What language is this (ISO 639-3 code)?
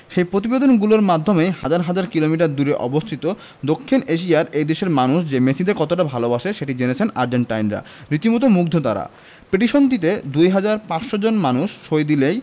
ben